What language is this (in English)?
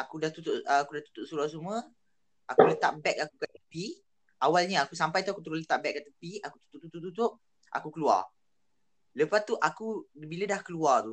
Malay